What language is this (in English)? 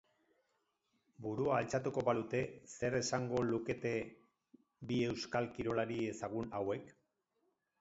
Basque